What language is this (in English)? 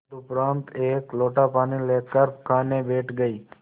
Hindi